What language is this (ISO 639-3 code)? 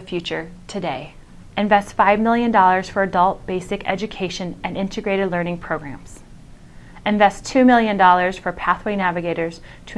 eng